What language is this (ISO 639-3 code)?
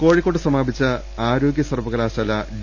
mal